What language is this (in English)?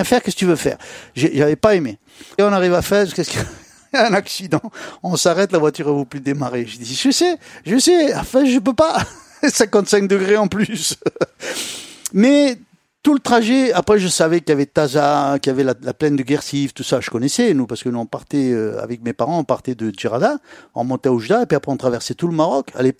French